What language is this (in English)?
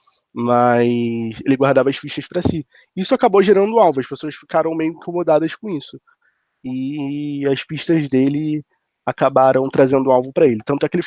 Portuguese